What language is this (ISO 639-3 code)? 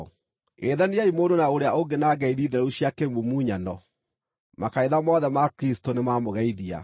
kik